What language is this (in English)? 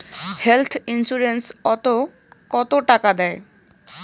Bangla